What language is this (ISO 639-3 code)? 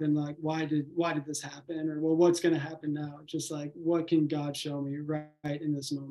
eng